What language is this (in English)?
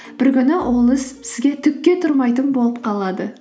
Kazakh